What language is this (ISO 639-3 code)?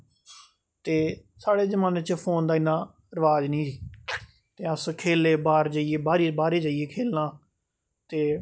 doi